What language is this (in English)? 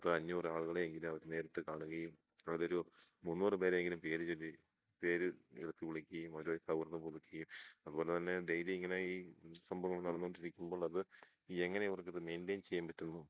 Malayalam